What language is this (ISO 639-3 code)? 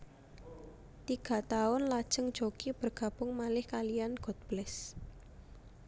jav